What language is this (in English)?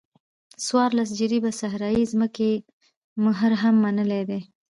Pashto